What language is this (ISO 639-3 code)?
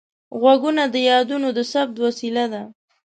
pus